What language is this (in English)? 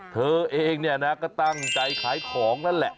Thai